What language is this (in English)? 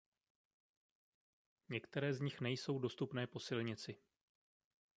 Czech